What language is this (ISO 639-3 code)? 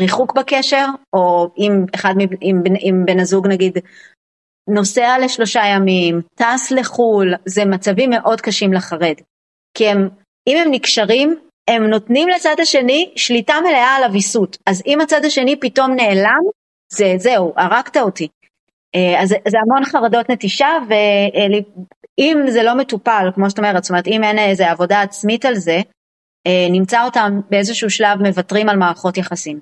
heb